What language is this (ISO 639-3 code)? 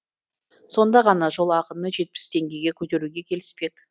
kaz